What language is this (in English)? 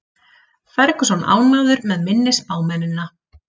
Icelandic